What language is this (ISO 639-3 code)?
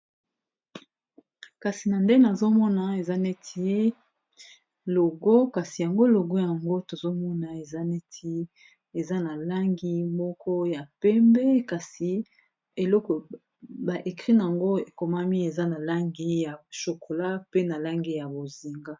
lin